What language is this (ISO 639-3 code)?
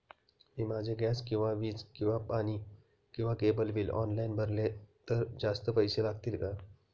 mar